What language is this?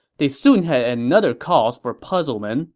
English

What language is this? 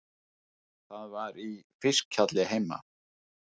Icelandic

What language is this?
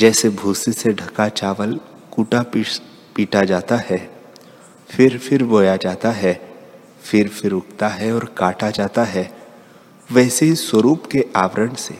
Hindi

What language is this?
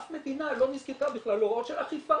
Hebrew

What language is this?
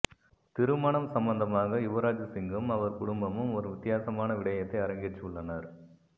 Tamil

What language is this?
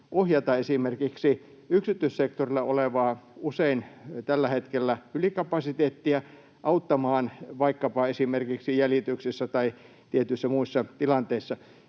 Finnish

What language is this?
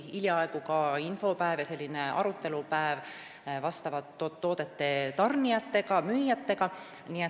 Estonian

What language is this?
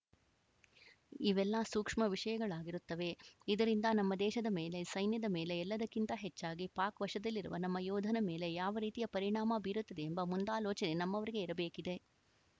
Kannada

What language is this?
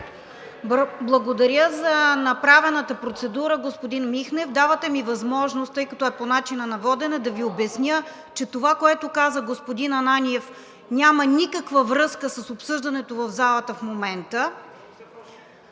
Bulgarian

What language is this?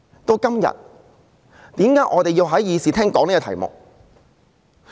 Cantonese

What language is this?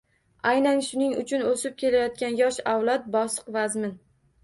Uzbek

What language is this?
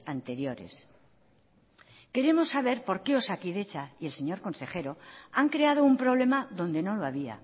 Spanish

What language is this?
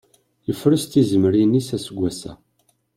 Kabyle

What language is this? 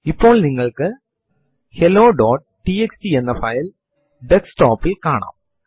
Malayalam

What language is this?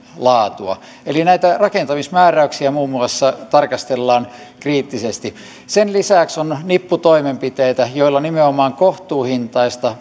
Finnish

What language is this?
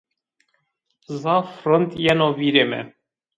Zaza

